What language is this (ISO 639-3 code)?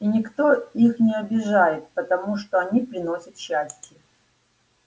rus